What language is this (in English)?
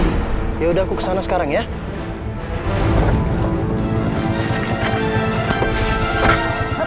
Indonesian